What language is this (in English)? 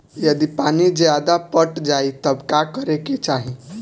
Bhojpuri